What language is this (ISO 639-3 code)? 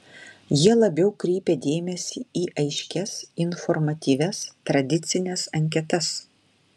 lit